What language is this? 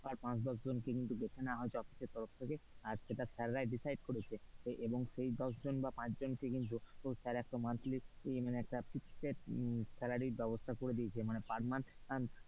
Bangla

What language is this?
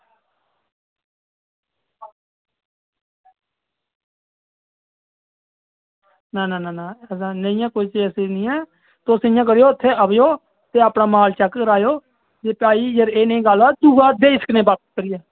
Dogri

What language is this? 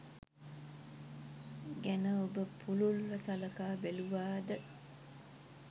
Sinhala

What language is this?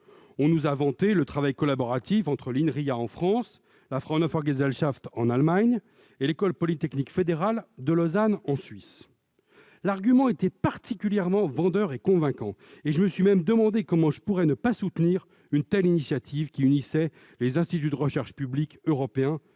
French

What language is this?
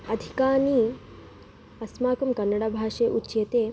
Sanskrit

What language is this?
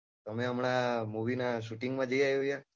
Gujarati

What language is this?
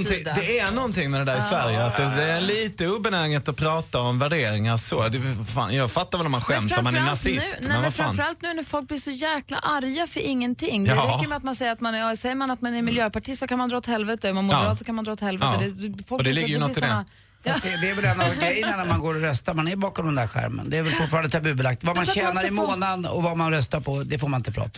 Swedish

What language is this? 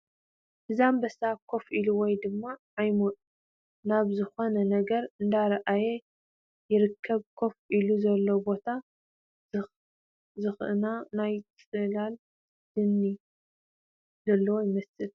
Tigrinya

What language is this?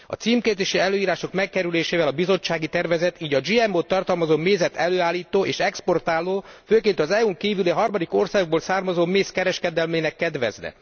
Hungarian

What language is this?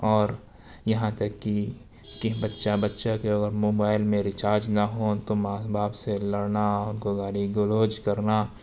Urdu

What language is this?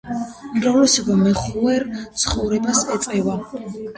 Georgian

